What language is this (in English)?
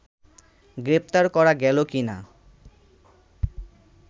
Bangla